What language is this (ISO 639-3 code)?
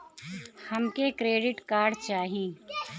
bho